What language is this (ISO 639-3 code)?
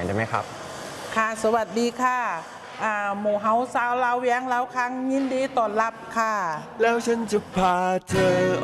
tha